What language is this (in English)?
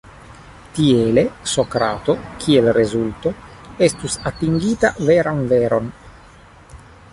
Esperanto